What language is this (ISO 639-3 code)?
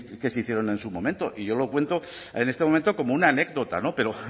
spa